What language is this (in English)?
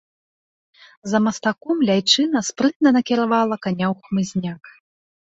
Belarusian